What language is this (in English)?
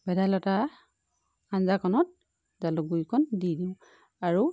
Assamese